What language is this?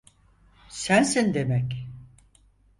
Turkish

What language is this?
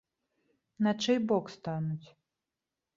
Belarusian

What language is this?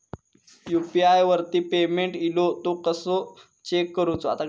Marathi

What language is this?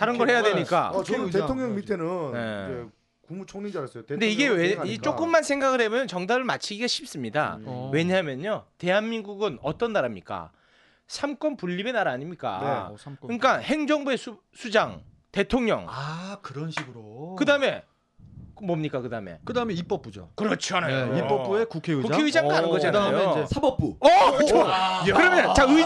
Korean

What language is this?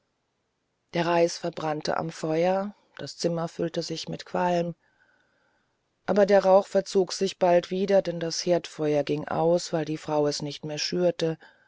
German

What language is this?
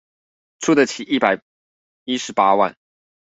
Chinese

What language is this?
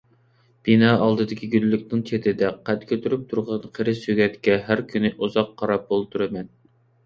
Uyghur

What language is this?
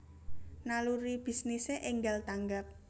Javanese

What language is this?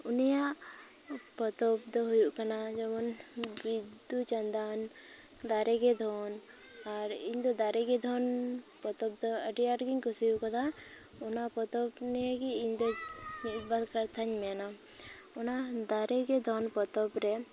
Santali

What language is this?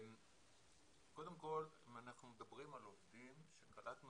Hebrew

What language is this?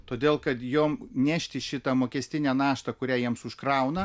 Lithuanian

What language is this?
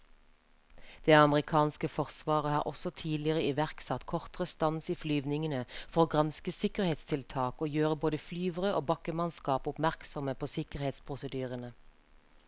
Norwegian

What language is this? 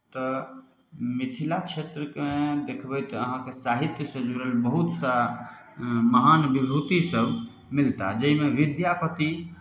Maithili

